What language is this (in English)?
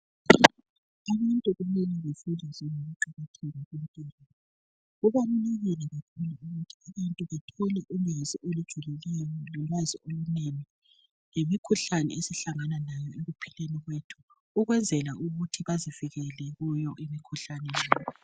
North Ndebele